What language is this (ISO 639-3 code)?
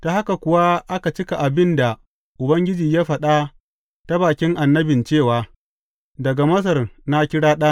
hau